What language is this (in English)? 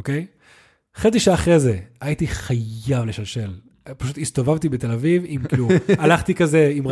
Hebrew